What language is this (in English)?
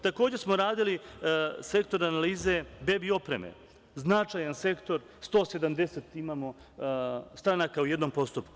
Serbian